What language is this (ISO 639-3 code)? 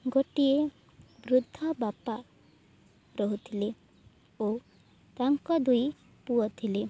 ori